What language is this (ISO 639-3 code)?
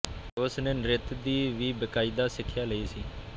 pan